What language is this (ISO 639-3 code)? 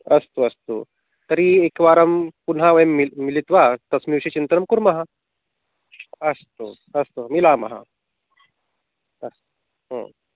san